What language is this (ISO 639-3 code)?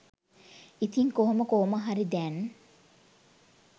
sin